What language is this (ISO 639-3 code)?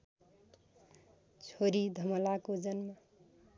nep